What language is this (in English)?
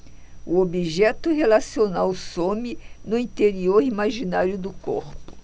Portuguese